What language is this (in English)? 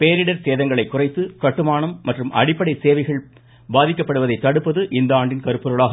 Tamil